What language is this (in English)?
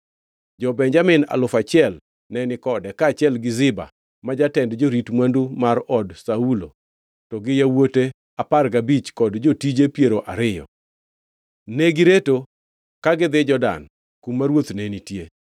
Luo (Kenya and Tanzania)